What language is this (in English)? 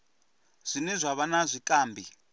Venda